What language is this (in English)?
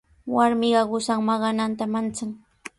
Sihuas Ancash Quechua